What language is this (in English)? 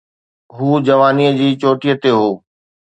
Sindhi